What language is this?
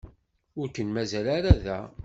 Kabyle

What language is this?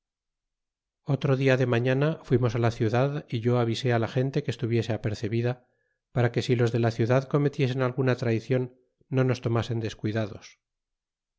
Spanish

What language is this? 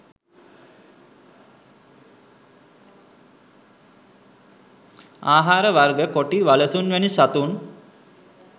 Sinhala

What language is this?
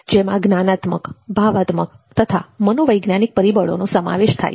Gujarati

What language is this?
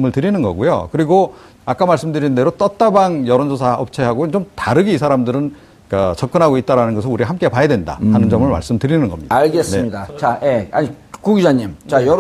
Korean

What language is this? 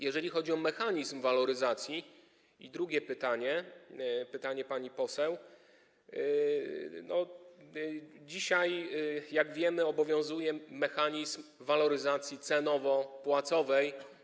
Polish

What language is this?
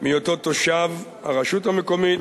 Hebrew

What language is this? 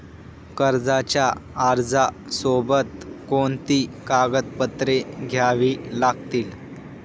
Marathi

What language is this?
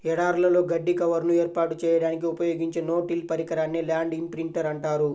Telugu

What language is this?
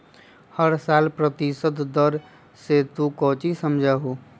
Magahi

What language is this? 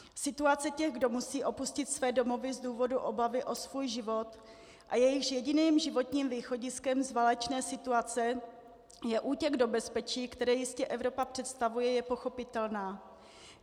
Czech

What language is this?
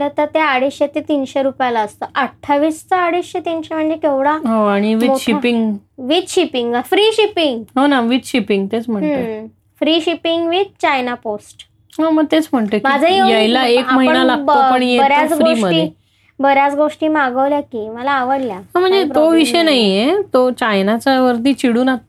Marathi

